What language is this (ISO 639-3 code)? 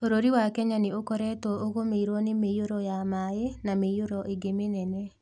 kik